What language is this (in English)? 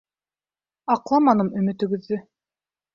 Bashkir